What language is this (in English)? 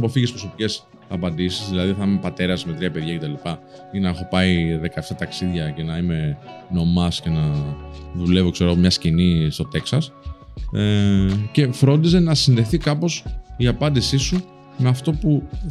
Greek